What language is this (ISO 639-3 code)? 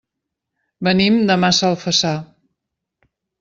cat